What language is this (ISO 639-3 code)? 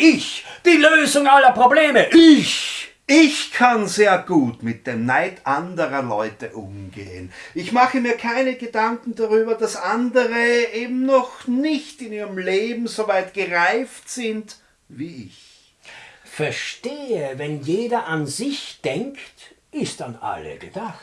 deu